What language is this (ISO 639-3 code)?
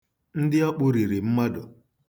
ibo